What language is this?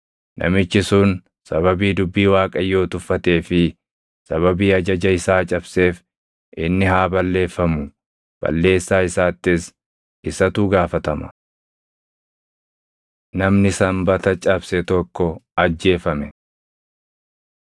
Oromo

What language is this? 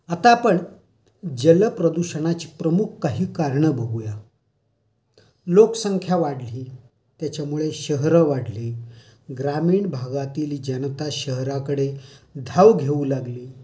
Marathi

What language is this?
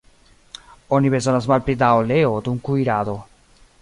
Esperanto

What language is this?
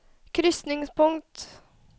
Norwegian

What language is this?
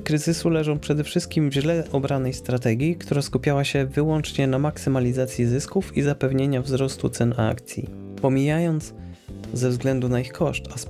Polish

